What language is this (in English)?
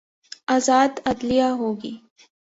Urdu